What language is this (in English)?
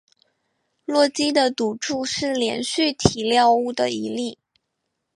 Chinese